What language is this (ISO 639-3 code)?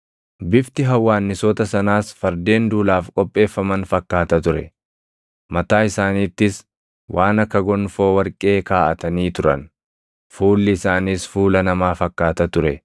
orm